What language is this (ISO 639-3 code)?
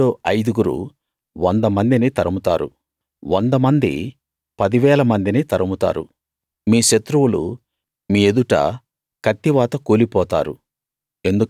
tel